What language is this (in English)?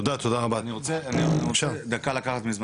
Hebrew